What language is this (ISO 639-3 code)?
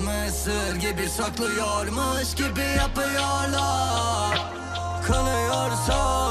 tur